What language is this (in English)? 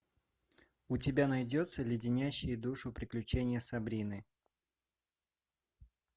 Russian